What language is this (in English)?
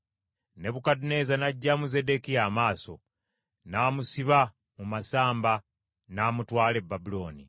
Ganda